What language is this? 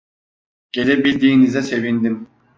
Turkish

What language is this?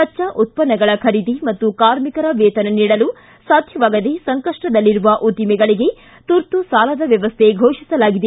Kannada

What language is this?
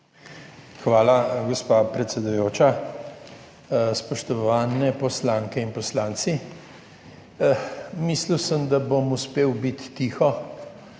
Slovenian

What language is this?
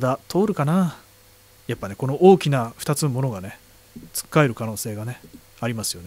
Japanese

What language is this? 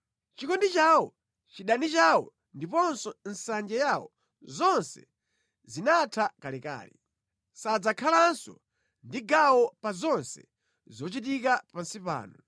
Nyanja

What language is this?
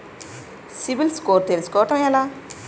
Telugu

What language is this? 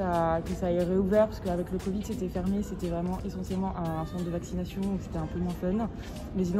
French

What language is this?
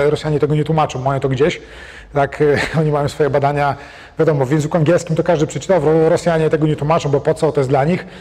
Polish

